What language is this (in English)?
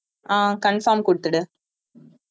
Tamil